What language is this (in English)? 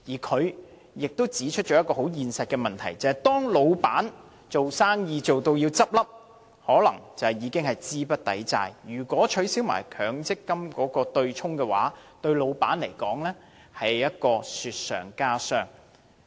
Cantonese